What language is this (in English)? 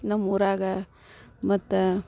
Kannada